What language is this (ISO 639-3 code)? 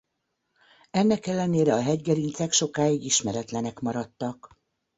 hun